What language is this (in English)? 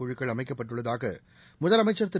Tamil